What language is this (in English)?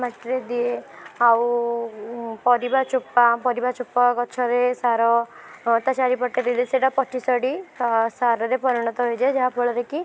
Odia